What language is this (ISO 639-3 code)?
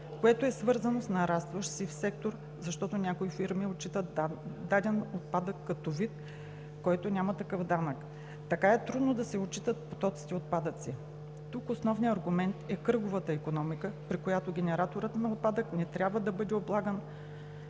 bul